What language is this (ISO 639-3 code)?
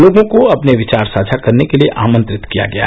hin